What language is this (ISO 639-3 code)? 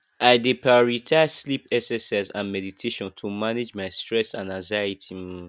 pcm